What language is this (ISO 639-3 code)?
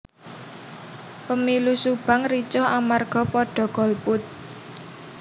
jav